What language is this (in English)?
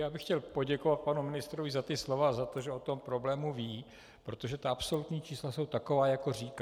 Czech